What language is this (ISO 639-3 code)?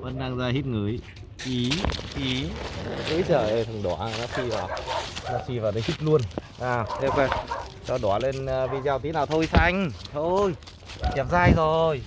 vie